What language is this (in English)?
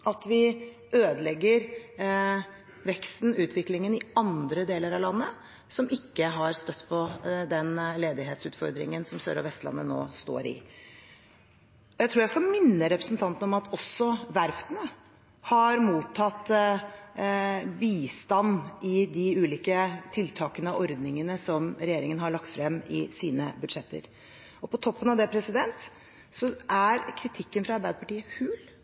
Norwegian Bokmål